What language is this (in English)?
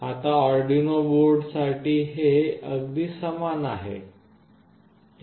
Marathi